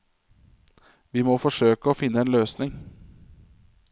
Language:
Norwegian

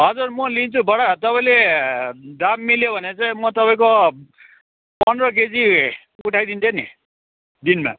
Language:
Nepali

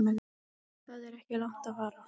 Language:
Icelandic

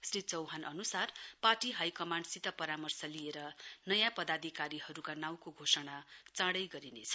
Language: Nepali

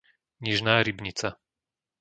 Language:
Slovak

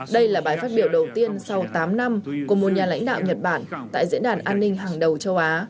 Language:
Vietnamese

